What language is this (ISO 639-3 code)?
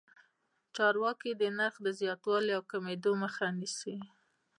pus